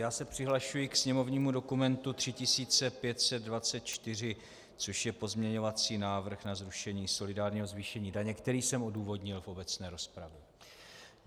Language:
Czech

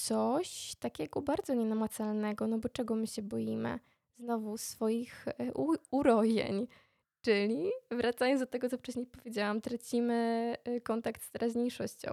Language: Polish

